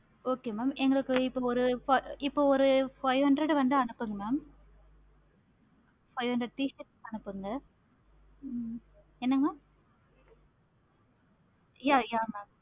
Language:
Tamil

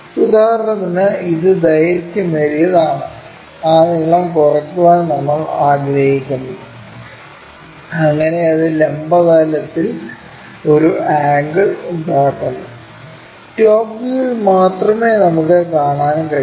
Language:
Malayalam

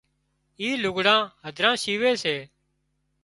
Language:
Wadiyara Koli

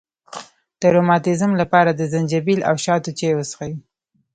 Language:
Pashto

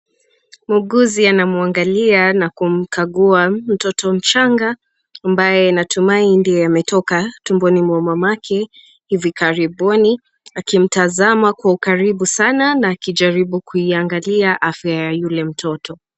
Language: Swahili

